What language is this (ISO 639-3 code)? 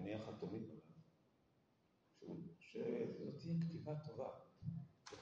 heb